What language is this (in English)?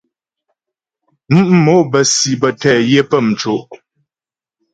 Ghomala